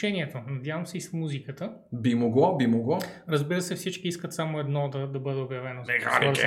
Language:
Bulgarian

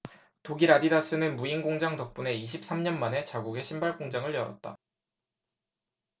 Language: Korean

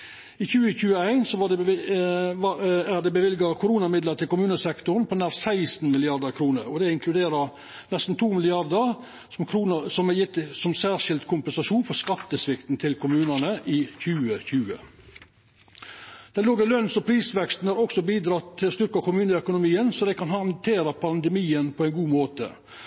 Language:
Norwegian Nynorsk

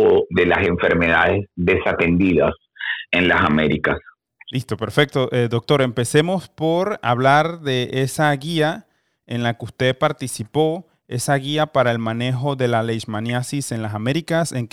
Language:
Spanish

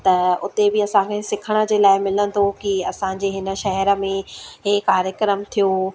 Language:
Sindhi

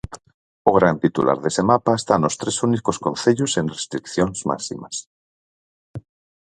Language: Galician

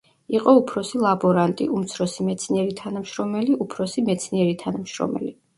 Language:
Georgian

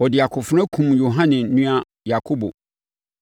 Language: Akan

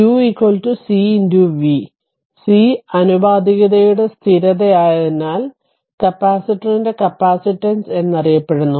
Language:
Malayalam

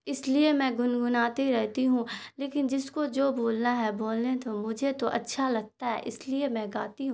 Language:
Urdu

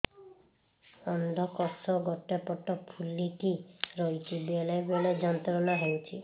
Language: Odia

